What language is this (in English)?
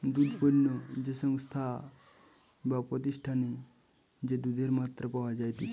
Bangla